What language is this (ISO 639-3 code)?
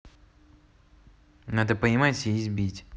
rus